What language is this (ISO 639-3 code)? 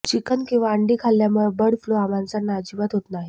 mar